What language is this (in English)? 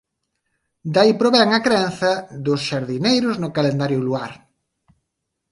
Galician